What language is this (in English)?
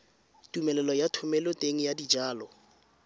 Tswana